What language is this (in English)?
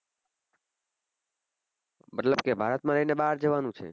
Gujarati